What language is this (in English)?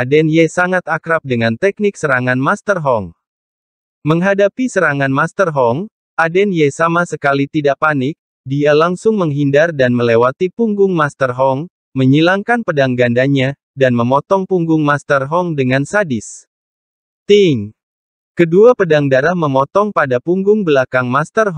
Indonesian